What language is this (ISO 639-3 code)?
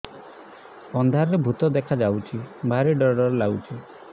ori